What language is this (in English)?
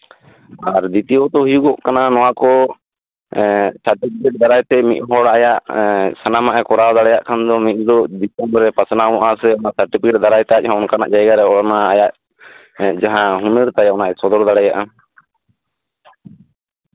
Santali